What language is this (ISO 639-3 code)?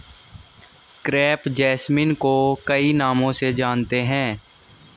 hin